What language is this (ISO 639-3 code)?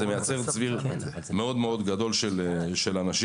heb